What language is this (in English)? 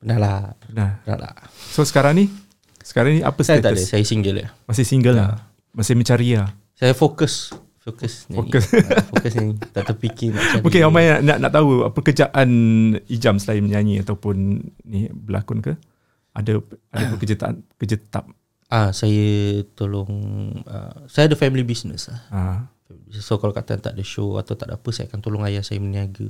Malay